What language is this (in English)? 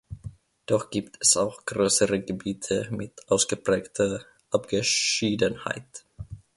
German